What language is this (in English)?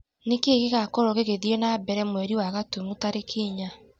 Kikuyu